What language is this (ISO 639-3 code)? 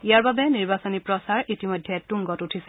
asm